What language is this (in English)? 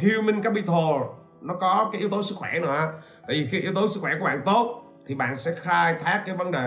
Vietnamese